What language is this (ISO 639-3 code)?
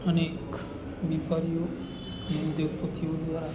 guj